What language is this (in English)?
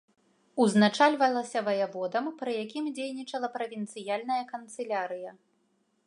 Belarusian